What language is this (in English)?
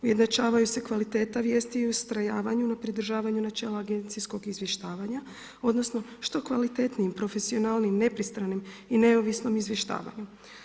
Croatian